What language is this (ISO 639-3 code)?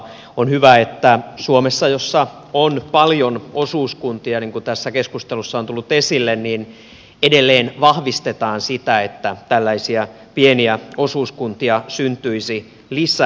fin